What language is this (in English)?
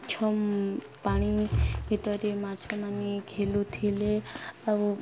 Odia